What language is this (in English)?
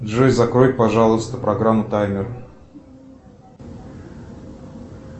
Russian